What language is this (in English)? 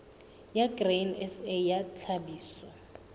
Southern Sotho